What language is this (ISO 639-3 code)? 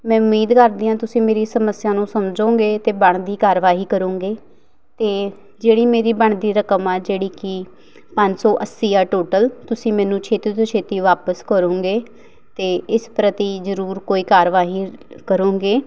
pan